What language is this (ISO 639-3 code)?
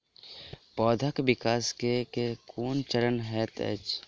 mai